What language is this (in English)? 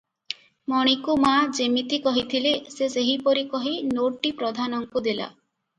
Odia